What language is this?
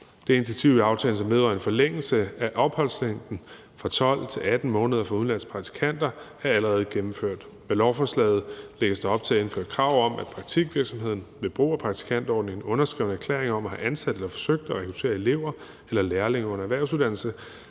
Danish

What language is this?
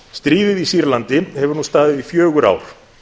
Icelandic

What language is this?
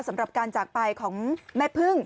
Thai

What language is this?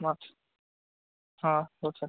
Marathi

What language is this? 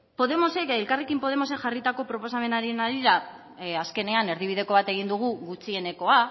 Basque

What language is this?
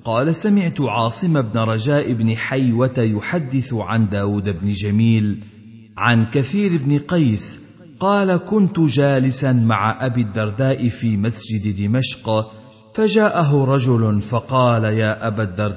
Arabic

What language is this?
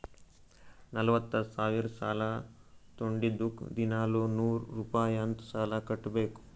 Kannada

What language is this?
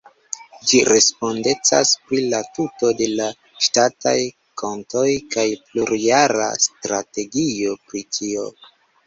Esperanto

